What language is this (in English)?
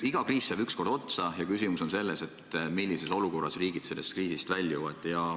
Estonian